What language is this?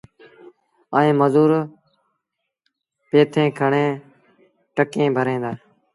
Sindhi Bhil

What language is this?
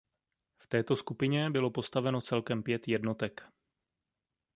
Czech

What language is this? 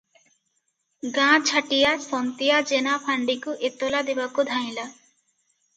Odia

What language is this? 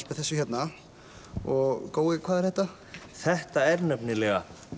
Icelandic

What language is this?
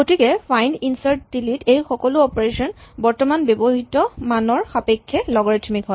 Assamese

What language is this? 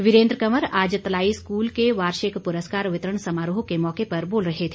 Hindi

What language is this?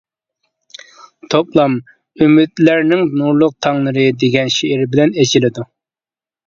Uyghur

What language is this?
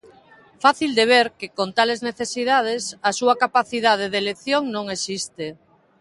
Galician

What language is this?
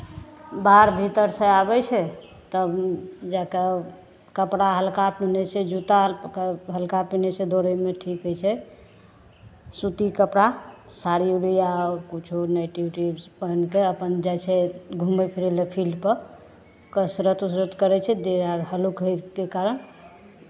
Maithili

